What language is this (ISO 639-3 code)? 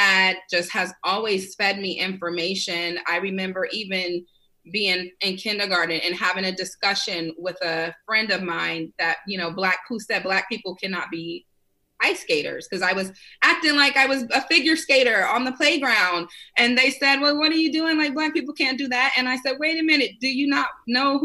eng